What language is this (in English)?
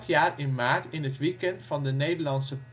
Dutch